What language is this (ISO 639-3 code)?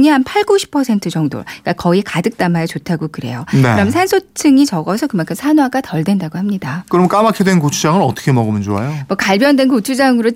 kor